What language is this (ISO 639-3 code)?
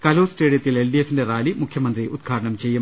mal